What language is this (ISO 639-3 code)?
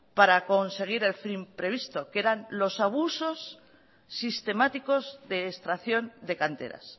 spa